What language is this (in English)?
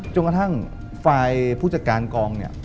Thai